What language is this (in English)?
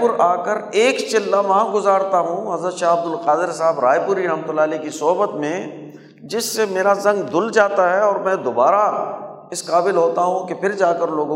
Urdu